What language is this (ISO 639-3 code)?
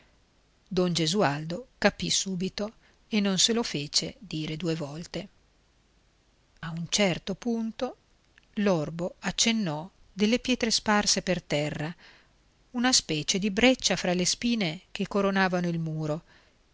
ita